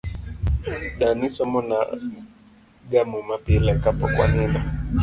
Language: Luo (Kenya and Tanzania)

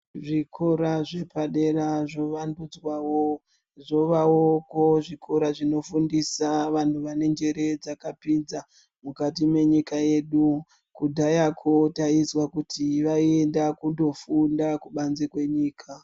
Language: Ndau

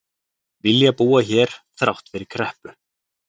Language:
Icelandic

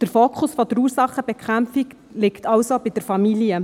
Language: Swiss German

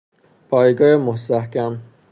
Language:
Persian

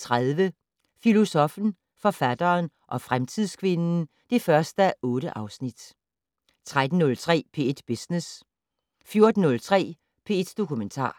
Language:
Danish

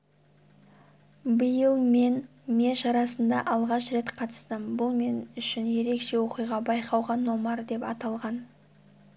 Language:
Kazakh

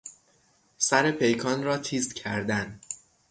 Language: Persian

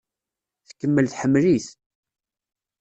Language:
Kabyle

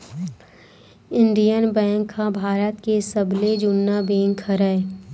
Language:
Chhattisgarhi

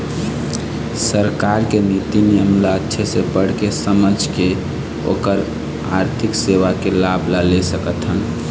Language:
Chhattisgarhi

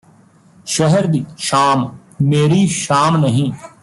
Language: Punjabi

